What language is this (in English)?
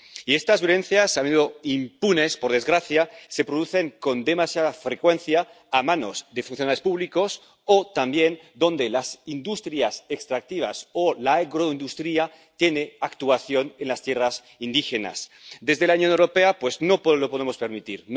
Spanish